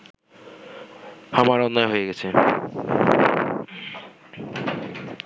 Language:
Bangla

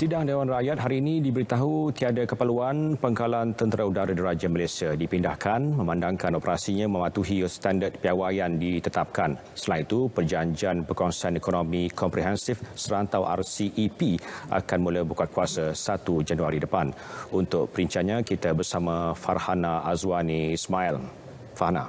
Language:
Malay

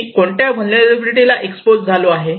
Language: Marathi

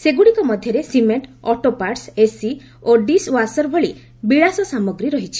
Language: Odia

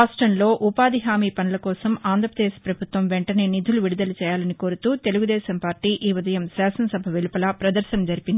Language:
Telugu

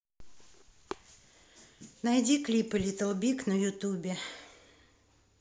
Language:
Russian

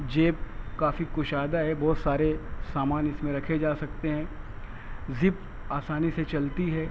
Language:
Urdu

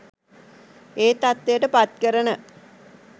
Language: Sinhala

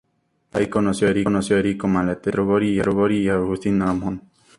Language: Spanish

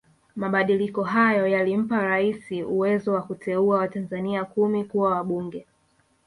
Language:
Swahili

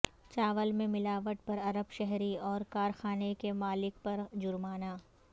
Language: Urdu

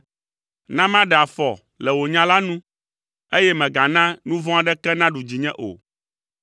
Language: Ewe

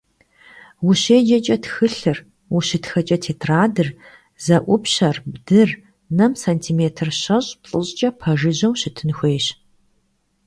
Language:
Kabardian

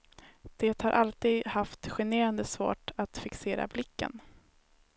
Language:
Swedish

